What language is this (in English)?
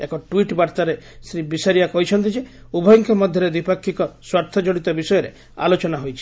Odia